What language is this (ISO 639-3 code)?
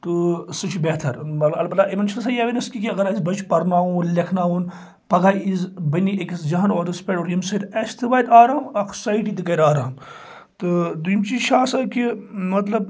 kas